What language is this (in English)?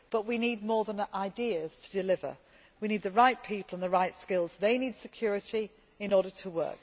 English